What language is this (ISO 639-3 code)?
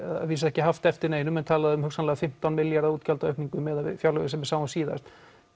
isl